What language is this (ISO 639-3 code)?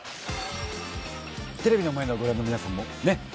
jpn